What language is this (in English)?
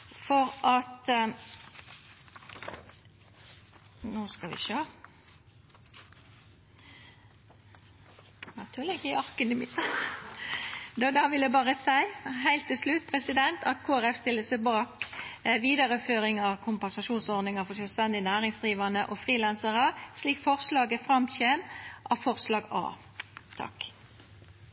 Norwegian Nynorsk